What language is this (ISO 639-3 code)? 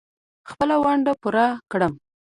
pus